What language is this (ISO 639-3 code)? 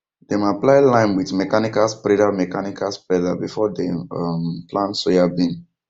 pcm